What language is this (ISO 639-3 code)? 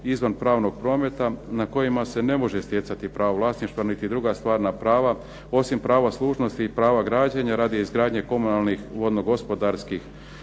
hrv